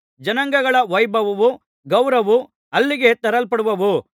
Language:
Kannada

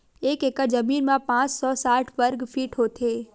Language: Chhattisgarhi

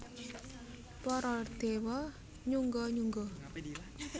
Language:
Javanese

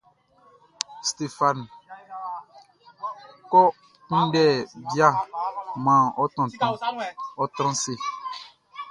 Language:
Baoulé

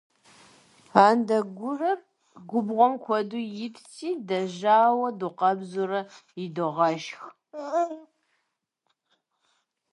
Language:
Kabardian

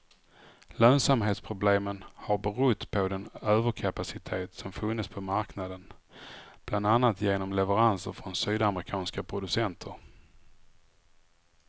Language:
Swedish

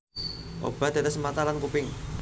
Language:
Javanese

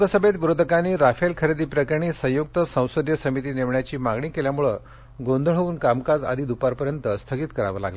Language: Marathi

